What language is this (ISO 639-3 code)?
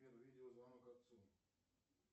rus